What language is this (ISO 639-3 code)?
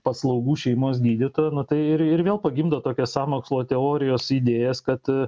lit